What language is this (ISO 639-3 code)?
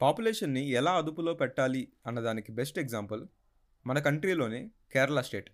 tel